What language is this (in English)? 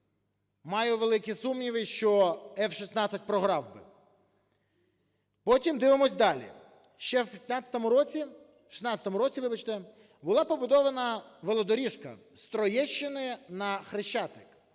Ukrainian